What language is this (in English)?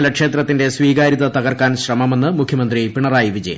Malayalam